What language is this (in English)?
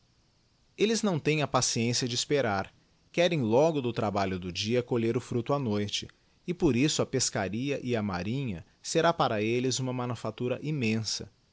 Portuguese